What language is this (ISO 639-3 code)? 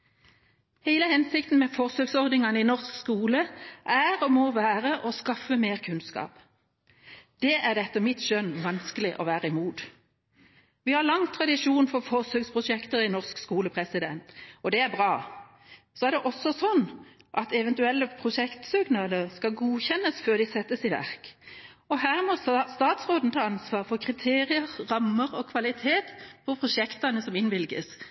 nob